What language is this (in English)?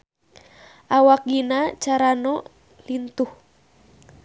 Sundanese